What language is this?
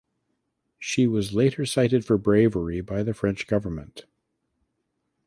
English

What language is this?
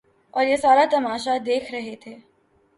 Urdu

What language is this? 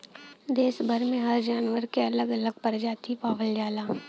Bhojpuri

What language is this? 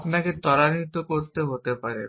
Bangla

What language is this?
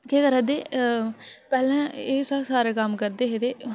Dogri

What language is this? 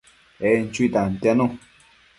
Matsés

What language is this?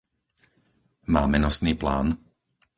Slovak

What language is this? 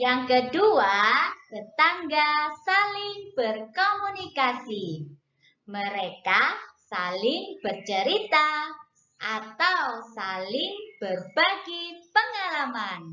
Indonesian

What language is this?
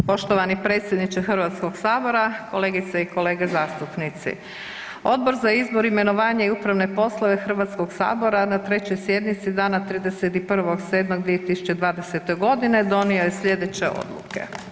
Croatian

